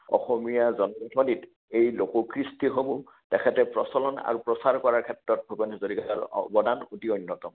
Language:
Assamese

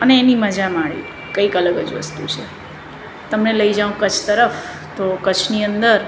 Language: Gujarati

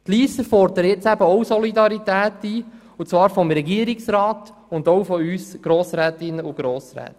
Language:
Swiss German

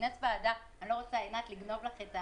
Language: Hebrew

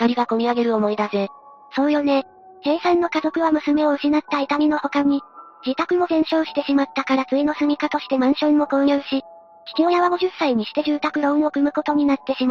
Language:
Japanese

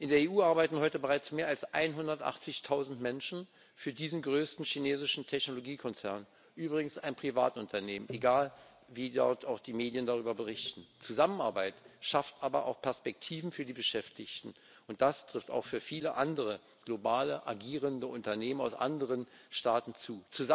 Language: German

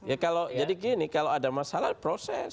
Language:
Indonesian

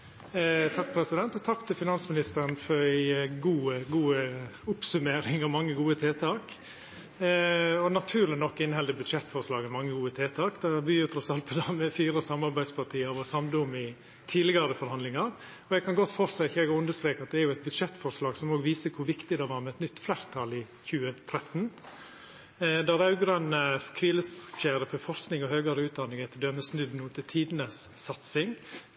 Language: Norwegian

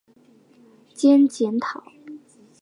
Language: Chinese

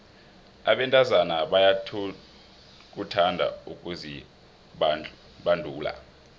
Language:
South Ndebele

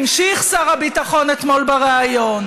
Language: Hebrew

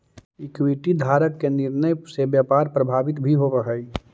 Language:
Magahi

